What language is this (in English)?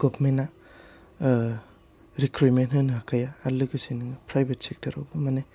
Bodo